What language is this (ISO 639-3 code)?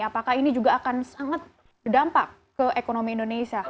ind